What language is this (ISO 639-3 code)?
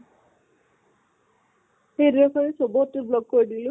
asm